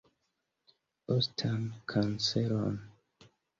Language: Esperanto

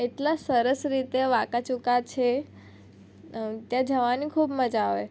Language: Gujarati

